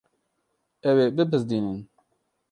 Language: Kurdish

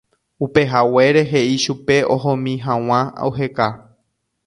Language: Guarani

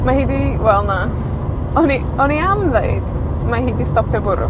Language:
Welsh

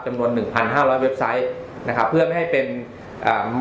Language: Thai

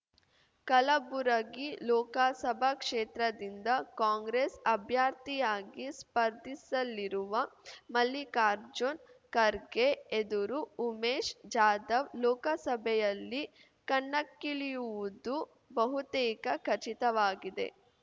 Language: Kannada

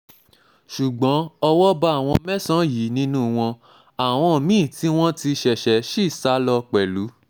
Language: Yoruba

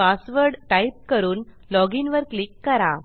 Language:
Marathi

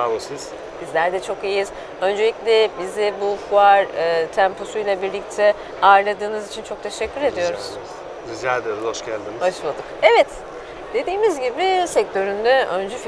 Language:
Turkish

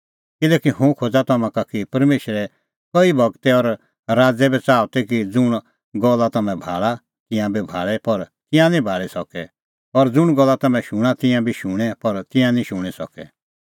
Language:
Kullu Pahari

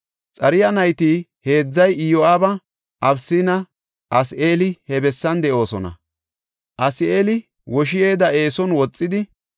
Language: Gofa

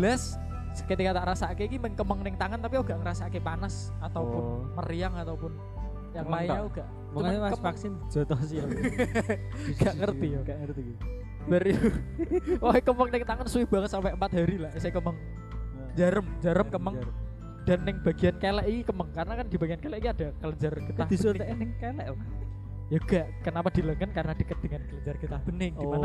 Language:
Indonesian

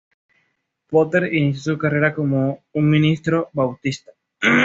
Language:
Spanish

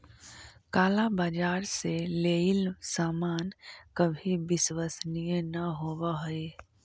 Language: Magahi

